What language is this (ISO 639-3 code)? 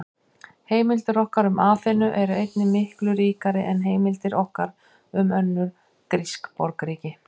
isl